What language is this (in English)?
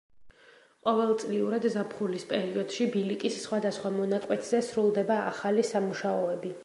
Georgian